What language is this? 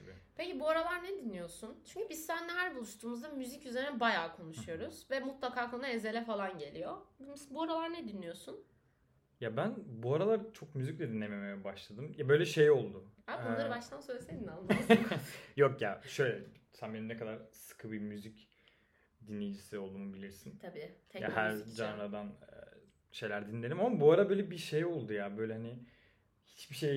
Turkish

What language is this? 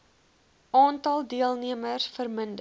Afrikaans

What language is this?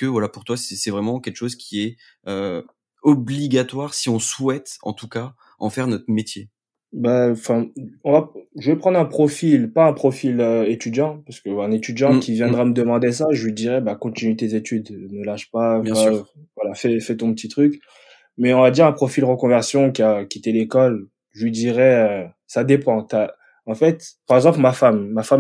French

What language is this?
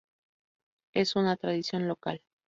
Spanish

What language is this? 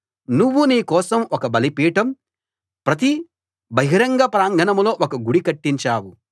Telugu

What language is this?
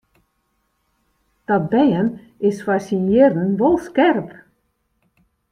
Western Frisian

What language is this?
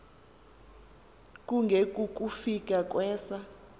Xhosa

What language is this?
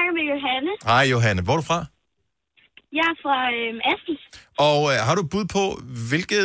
Danish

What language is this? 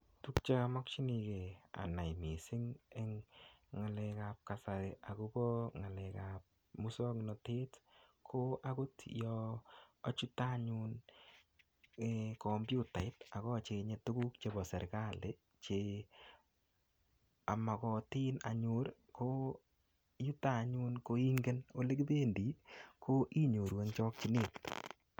Kalenjin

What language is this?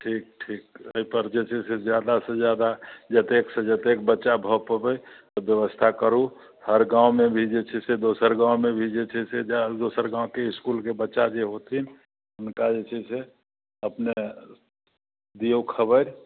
Maithili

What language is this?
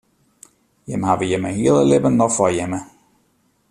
Western Frisian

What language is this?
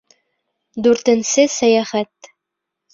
Bashkir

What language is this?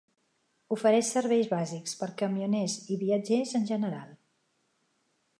Catalan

